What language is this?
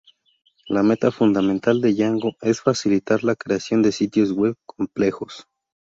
Spanish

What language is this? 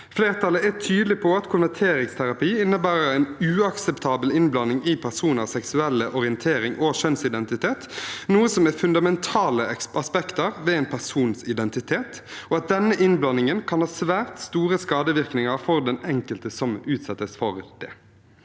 Norwegian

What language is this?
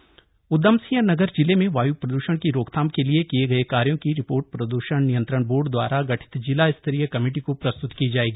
Hindi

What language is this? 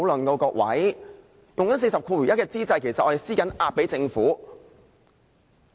Cantonese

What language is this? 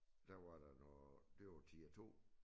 Danish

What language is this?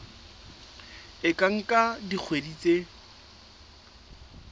Southern Sotho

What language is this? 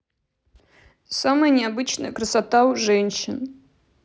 Russian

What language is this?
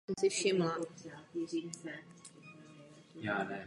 Czech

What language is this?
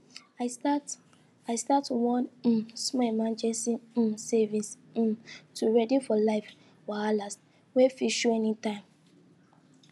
Nigerian Pidgin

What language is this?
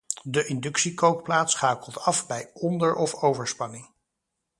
Dutch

